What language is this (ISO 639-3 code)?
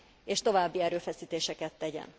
hun